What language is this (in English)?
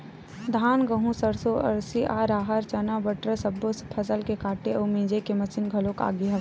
Chhattisgarhi